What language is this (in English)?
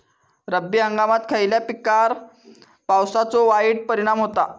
Marathi